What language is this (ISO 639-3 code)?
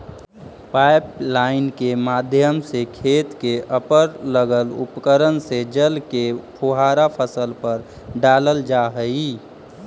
mag